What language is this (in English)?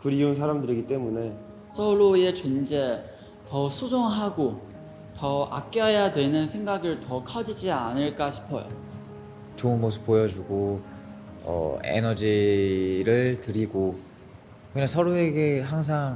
Korean